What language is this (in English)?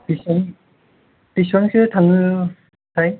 Bodo